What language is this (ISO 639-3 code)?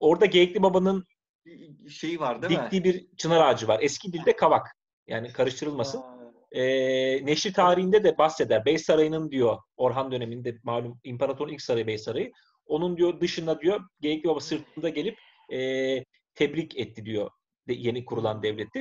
tur